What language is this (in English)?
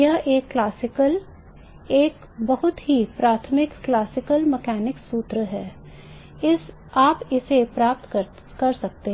Hindi